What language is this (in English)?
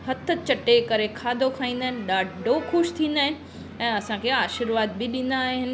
Sindhi